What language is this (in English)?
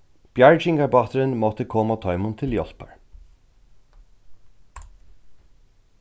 Faroese